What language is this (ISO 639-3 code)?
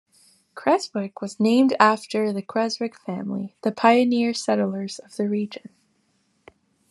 eng